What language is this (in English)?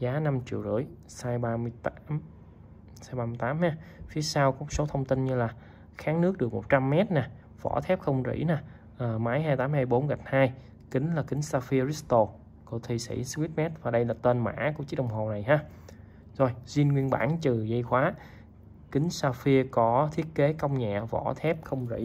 Vietnamese